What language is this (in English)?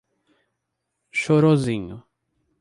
Portuguese